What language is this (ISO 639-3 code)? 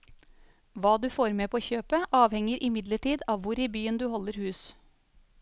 nor